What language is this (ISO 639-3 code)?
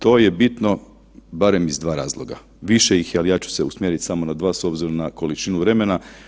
hrv